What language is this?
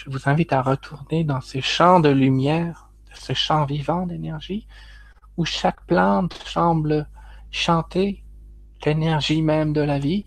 French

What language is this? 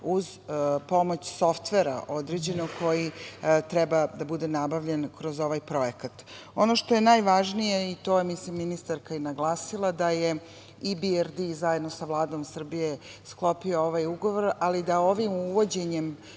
Serbian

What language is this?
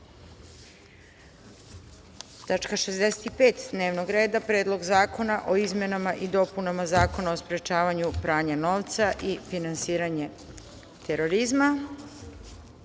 Serbian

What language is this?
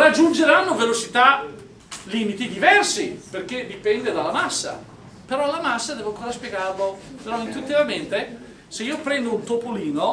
Italian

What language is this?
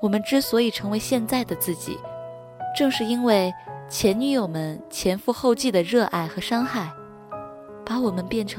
Chinese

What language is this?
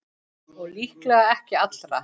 Icelandic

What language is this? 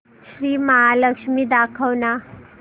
Marathi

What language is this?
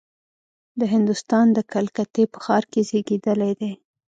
Pashto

